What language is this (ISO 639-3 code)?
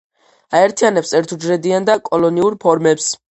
kat